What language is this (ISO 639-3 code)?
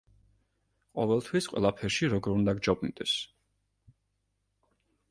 kat